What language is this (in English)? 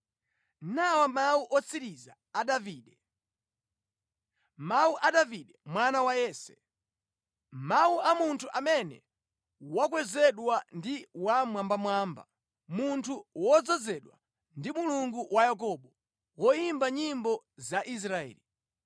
Nyanja